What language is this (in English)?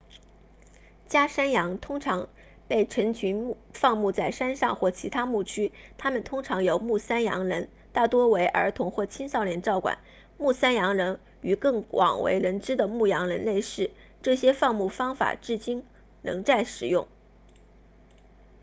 Chinese